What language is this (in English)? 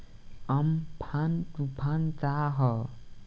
Bhojpuri